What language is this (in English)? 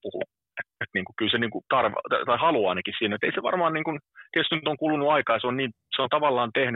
Finnish